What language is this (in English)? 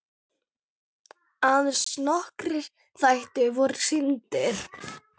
Icelandic